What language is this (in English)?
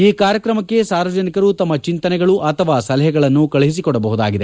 Kannada